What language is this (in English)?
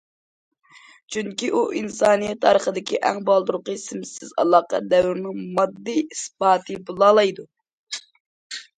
Uyghur